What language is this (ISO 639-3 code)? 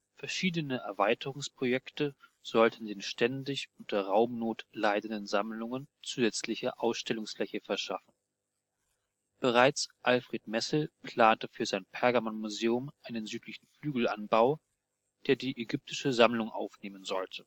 deu